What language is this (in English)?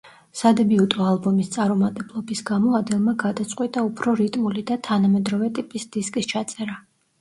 Georgian